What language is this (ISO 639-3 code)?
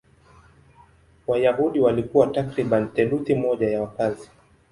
swa